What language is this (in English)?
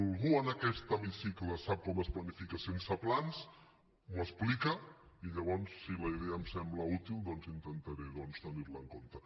Catalan